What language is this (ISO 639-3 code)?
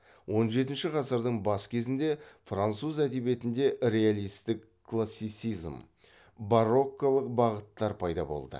kaz